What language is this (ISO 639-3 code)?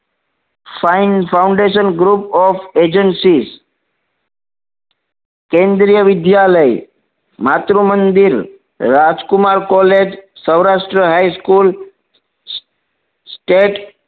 guj